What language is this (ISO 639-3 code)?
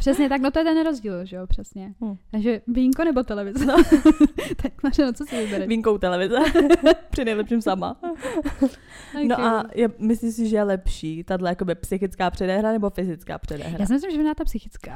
ces